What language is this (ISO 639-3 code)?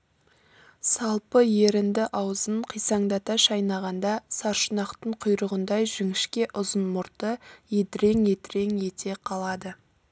kaz